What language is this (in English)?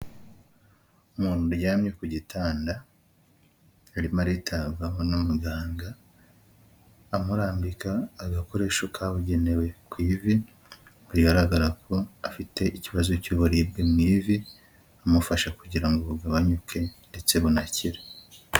Kinyarwanda